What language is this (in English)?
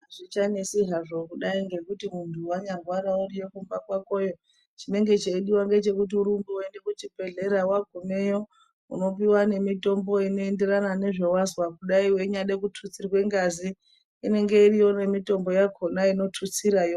Ndau